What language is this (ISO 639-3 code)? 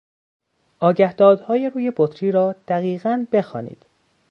fas